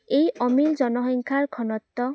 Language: Assamese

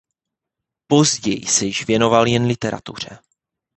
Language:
Czech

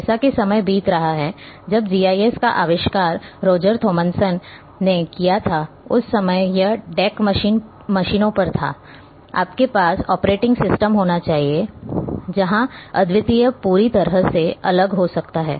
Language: Hindi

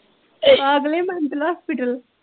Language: Punjabi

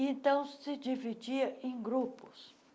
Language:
Portuguese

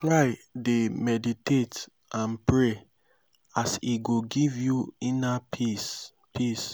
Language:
Nigerian Pidgin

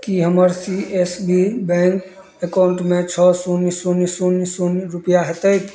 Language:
Maithili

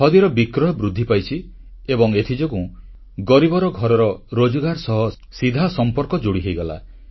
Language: Odia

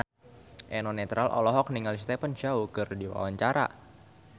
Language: Sundanese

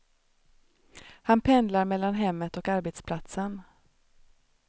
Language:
Swedish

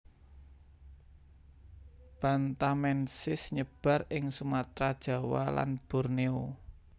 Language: Javanese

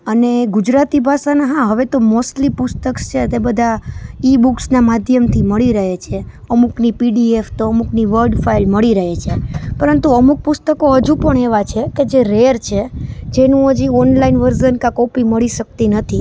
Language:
Gujarati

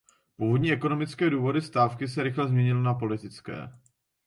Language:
Czech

